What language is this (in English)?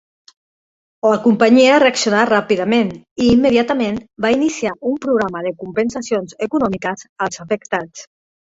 Catalan